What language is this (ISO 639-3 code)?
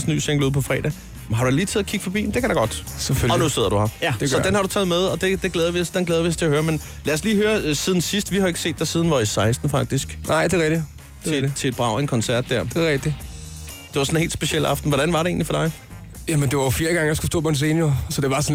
dan